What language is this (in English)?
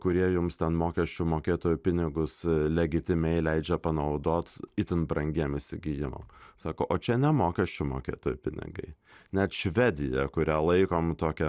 Lithuanian